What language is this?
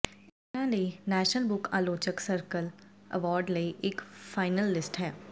Punjabi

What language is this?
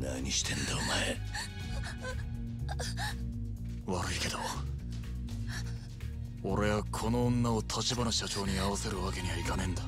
Japanese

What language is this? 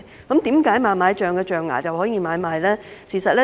Cantonese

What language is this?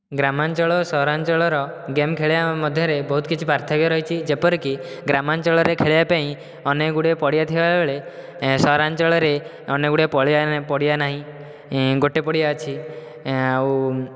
Odia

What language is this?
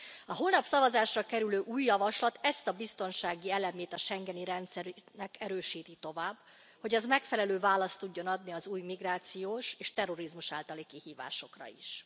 Hungarian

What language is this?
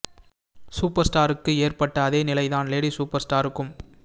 Tamil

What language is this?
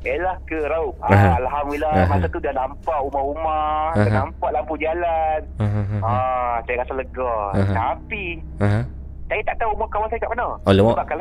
Malay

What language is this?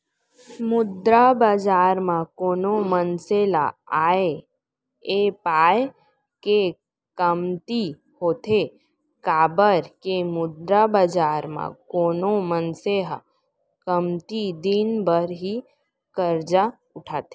Chhattisgarhi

